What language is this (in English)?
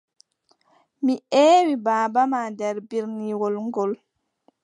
Adamawa Fulfulde